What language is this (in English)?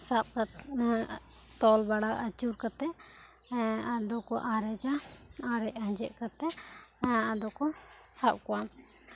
Santali